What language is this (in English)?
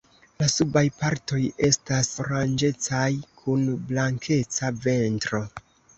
Esperanto